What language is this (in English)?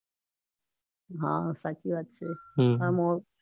Gujarati